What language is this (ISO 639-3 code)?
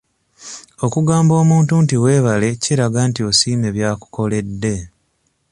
lug